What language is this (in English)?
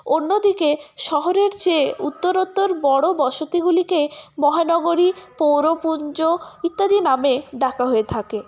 Bangla